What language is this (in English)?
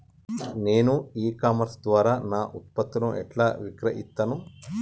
Telugu